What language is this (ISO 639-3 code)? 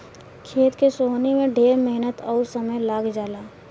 bho